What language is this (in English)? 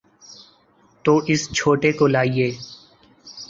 Urdu